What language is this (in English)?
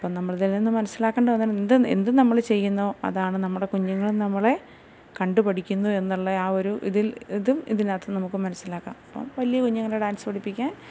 Malayalam